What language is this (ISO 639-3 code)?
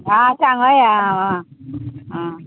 kok